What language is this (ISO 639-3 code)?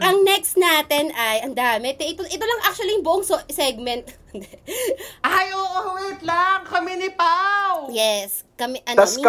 fil